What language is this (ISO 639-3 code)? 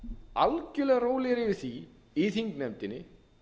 isl